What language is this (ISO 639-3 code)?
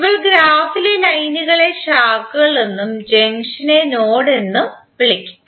mal